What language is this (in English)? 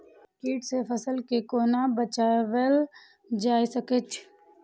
Maithili